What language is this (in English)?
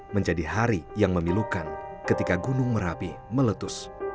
Indonesian